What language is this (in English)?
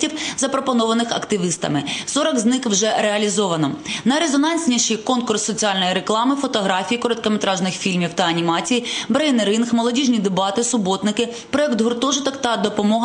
Ukrainian